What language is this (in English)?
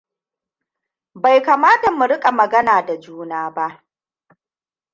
Hausa